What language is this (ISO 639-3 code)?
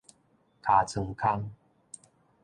nan